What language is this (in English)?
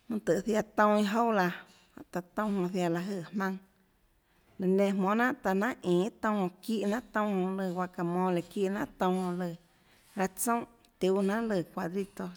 Tlacoatzintepec Chinantec